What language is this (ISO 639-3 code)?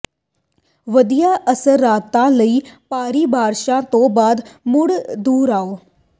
pan